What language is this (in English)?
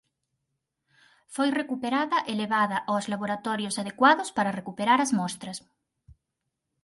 Galician